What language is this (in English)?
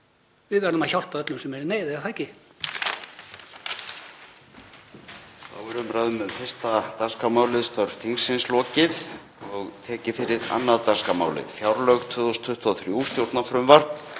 Icelandic